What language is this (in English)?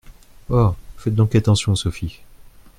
French